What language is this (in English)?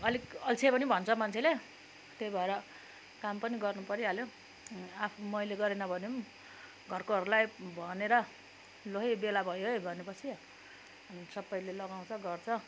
Nepali